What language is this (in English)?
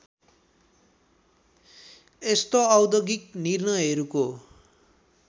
Nepali